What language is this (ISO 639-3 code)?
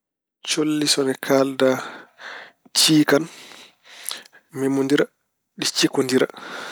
ful